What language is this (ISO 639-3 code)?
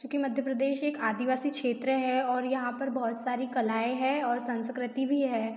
hin